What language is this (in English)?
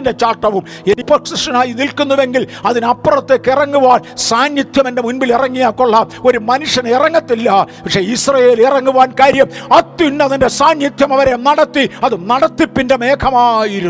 Malayalam